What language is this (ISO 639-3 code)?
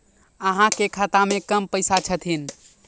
mai